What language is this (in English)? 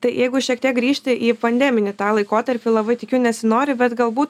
Lithuanian